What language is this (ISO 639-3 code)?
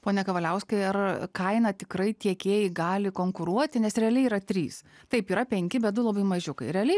lit